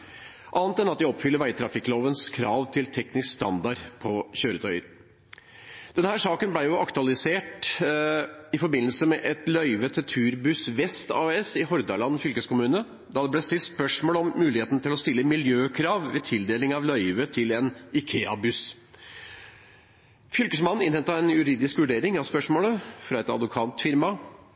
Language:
Norwegian Bokmål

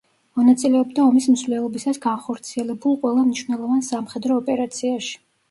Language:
Georgian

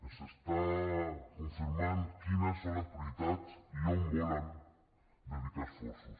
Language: Catalan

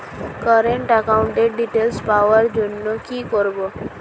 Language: Bangla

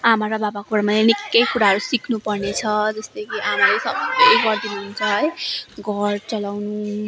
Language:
Nepali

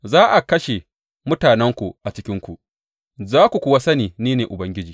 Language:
Hausa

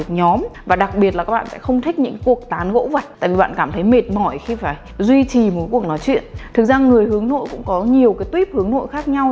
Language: Vietnamese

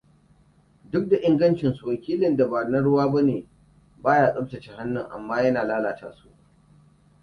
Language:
Hausa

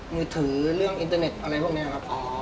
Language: Thai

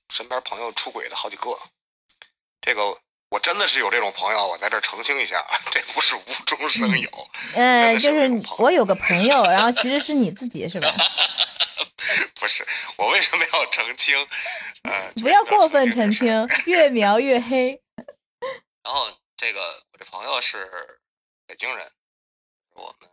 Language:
Chinese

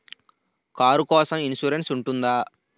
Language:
Telugu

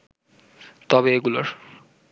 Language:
Bangla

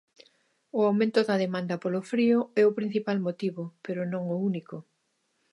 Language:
Galician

